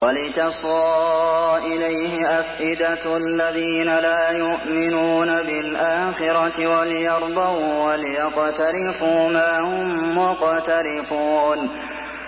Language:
Arabic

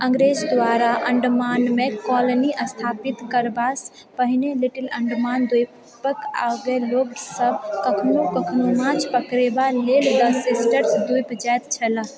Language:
Maithili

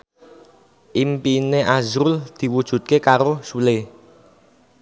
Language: Javanese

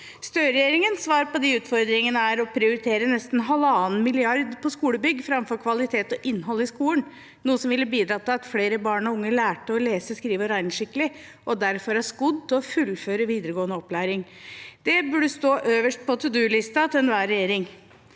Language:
Norwegian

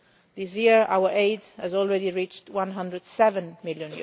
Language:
English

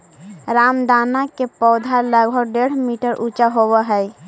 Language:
Magahi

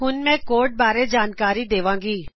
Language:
Punjabi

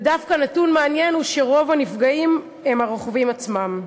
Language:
Hebrew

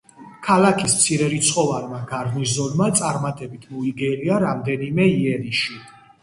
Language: Georgian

